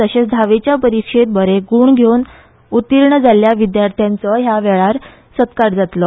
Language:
Konkani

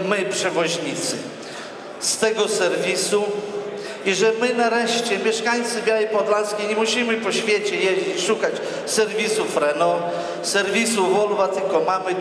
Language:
Polish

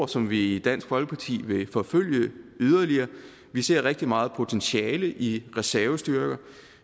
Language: Danish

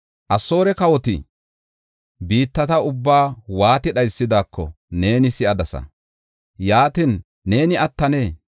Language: Gofa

